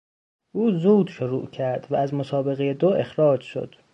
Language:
Persian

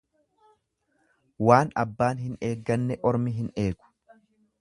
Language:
Oromo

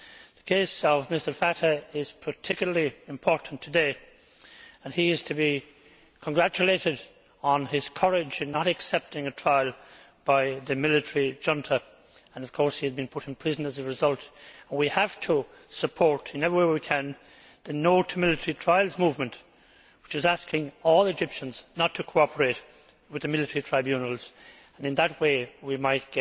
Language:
English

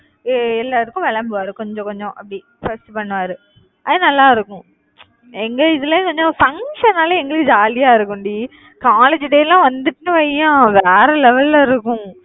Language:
Tamil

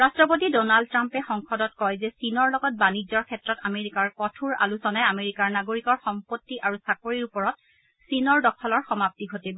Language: Assamese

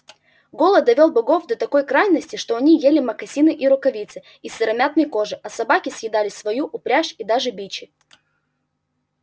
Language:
Russian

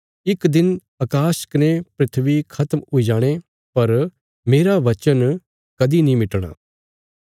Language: Bilaspuri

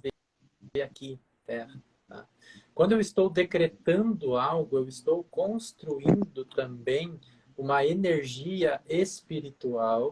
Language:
Portuguese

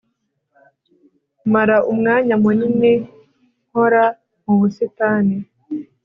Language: Kinyarwanda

